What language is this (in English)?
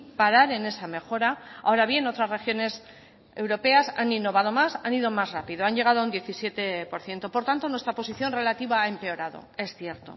Spanish